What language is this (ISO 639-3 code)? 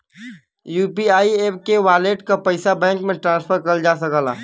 bho